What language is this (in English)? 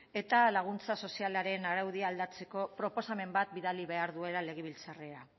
Basque